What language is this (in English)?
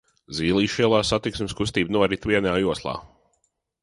Latvian